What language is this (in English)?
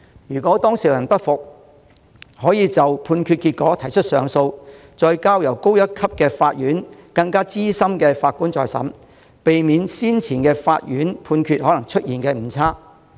Cantonese